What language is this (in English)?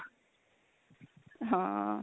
Punjabi